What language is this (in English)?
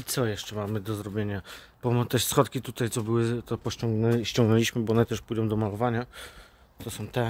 Polish